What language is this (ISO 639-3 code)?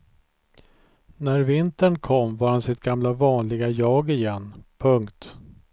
swe